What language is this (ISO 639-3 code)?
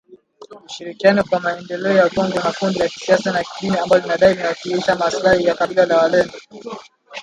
swa